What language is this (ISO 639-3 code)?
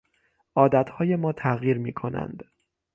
fas